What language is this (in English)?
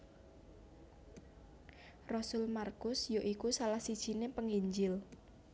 Javanese